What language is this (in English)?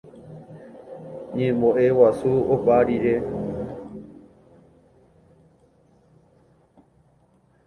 Guarani